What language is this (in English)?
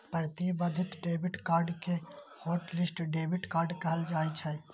Maithili